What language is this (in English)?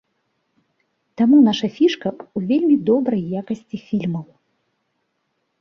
Belarusian